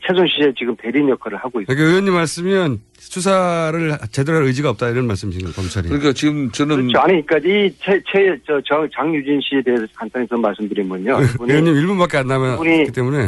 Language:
Korean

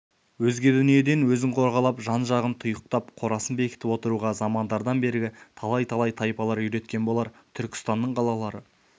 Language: Kazakh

